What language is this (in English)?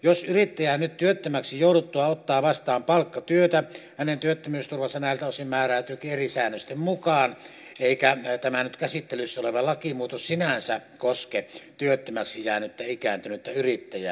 Finnish